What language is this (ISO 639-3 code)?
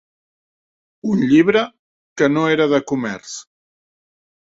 cat